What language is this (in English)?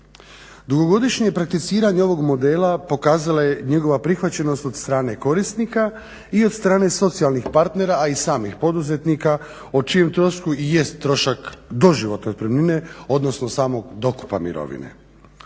Croatian